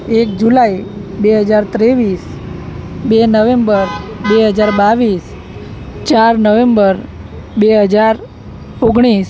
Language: Gujarati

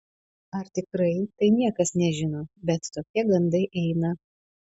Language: Lithuanian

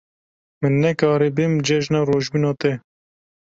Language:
Kurdish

